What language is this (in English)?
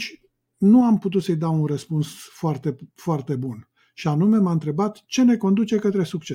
Romanian